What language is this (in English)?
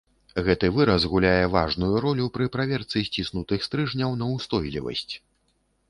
Belarusian